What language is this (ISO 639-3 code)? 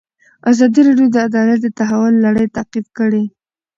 pus